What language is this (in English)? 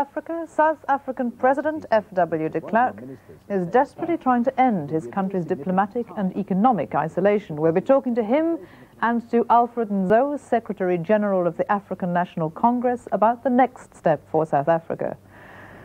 English